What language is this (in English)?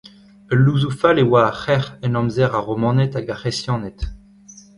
Breton